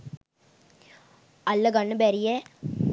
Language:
Sinhala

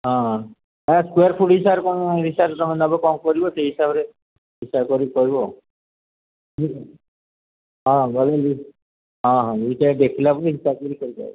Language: Odia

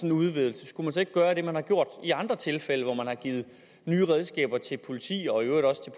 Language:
Danish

